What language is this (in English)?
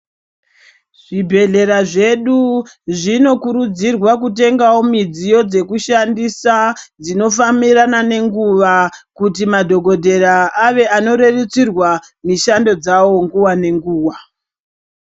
Ndau